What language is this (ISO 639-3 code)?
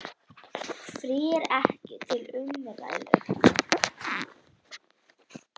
isl